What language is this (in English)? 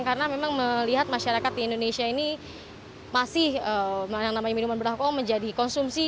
Indonesian